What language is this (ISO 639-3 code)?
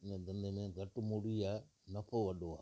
snd